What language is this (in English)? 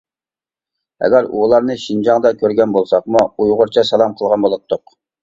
Uyghur